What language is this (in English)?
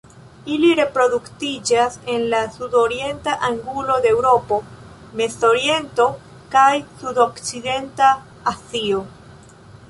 Esperanto